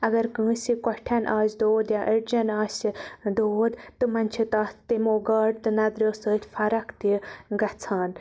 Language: Kashmiri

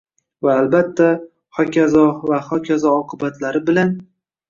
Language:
Uzbek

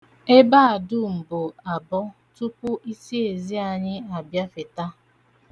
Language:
Igbo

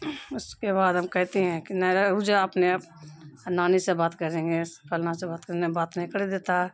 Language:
Urdu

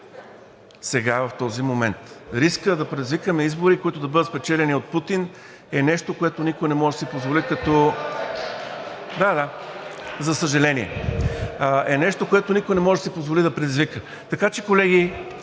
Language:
Bulgarian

